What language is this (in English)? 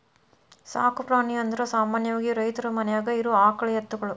Kannada